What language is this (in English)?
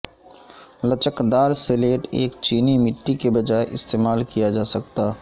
Urdu